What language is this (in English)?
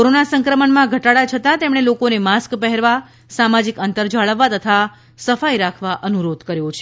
Gujarati